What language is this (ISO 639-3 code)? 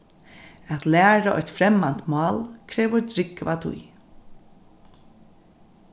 fao